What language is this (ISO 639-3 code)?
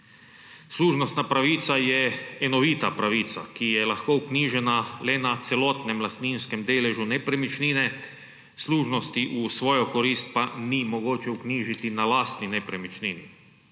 slv